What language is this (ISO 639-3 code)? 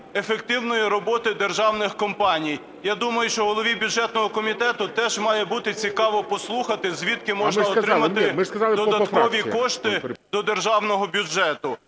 ukr